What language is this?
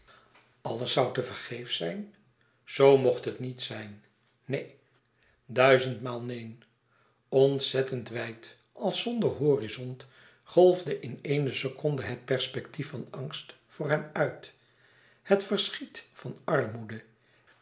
Dutch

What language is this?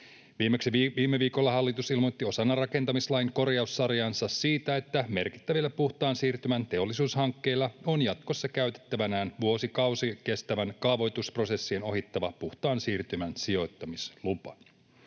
Finnish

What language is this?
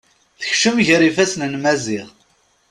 Kabyle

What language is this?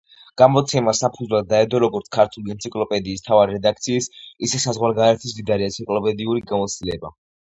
Georgian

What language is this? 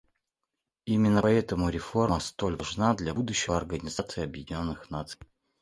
Russian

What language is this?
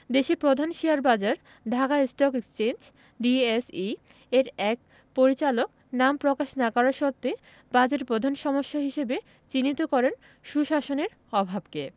Bangla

